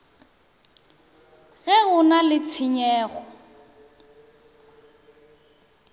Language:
Northern Sotho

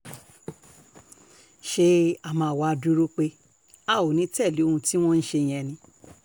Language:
Yoruba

